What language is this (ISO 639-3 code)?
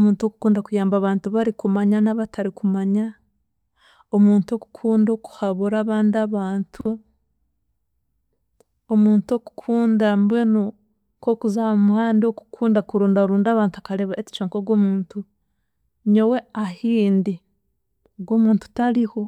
cgg